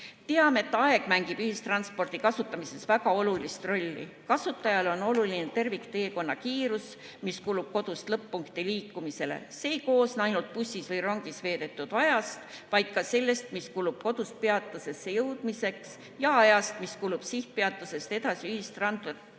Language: Estonian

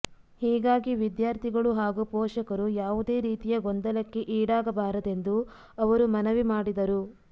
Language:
Kannada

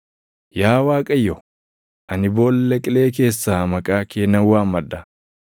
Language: Oromo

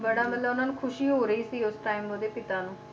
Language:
Punjabi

